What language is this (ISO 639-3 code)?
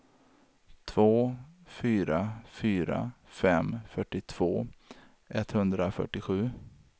swe